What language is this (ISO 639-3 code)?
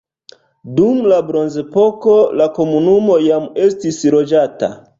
epo